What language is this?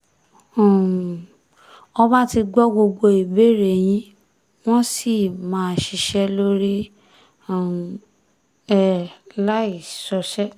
Yoruba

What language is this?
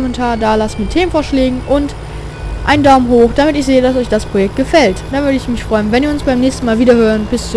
German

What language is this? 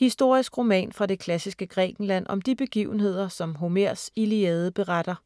Danish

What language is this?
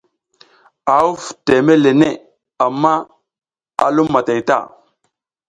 South Giziga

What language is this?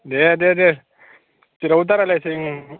Bodo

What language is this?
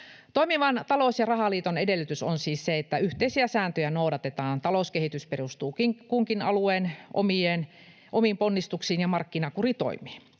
Finnish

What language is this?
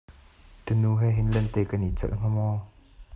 Hakha Chin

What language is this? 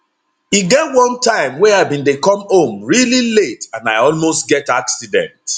Nigerian Pidgin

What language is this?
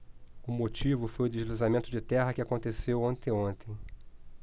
Portuguese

